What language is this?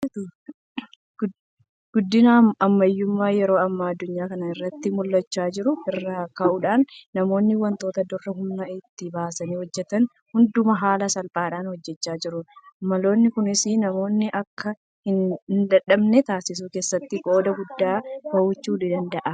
Oromo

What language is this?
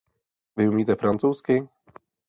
Czech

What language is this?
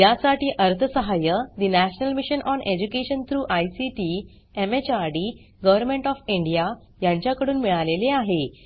Marathi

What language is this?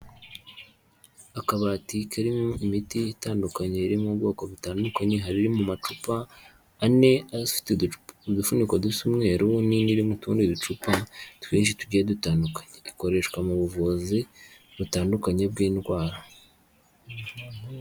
Kinyarwanda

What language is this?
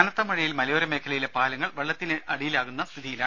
Malayalam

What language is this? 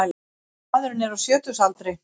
Icelandic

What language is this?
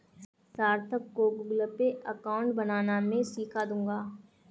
Hindi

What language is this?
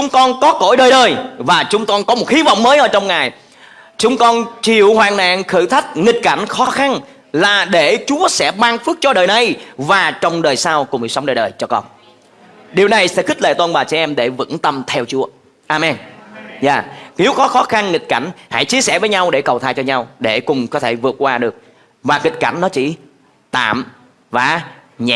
Vietnamese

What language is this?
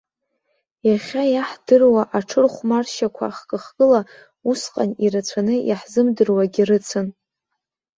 Abkhazian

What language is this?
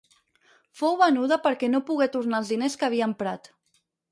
Catalan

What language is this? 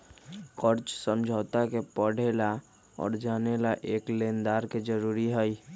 Magahi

